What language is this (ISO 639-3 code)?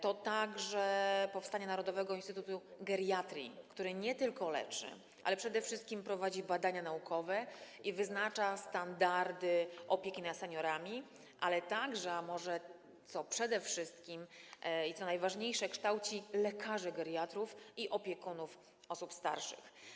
pol